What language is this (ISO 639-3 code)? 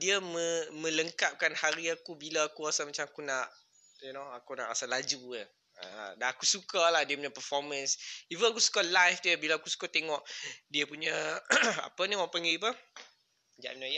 msa